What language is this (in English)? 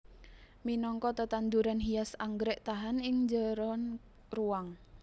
Javanese